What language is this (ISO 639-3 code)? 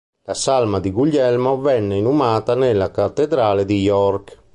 ita